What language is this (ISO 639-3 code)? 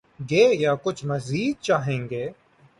urd